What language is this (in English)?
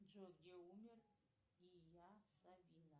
Russian